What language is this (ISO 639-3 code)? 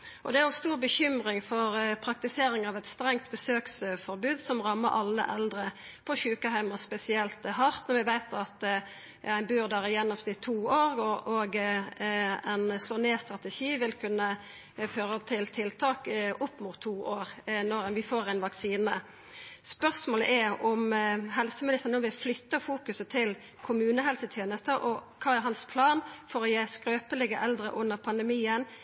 nno